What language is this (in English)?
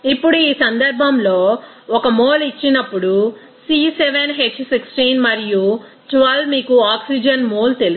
Telugu